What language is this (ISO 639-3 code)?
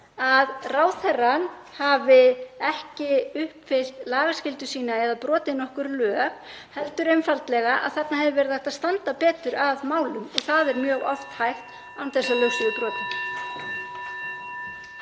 isl